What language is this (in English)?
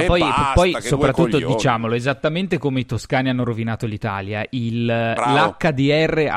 Italian